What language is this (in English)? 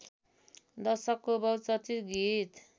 Nepali